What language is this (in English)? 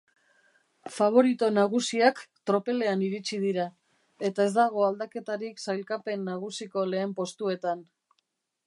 Basque